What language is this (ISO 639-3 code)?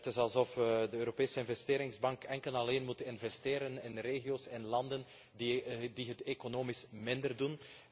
nld